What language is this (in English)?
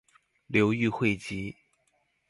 Chinese